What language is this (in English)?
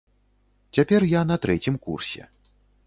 Belarusian